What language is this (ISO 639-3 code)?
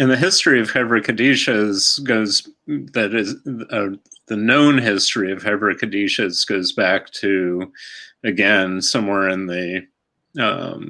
eng